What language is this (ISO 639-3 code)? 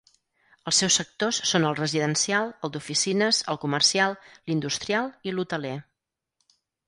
cat